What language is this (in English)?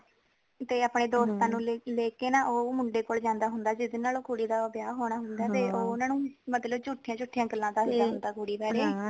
Punjabi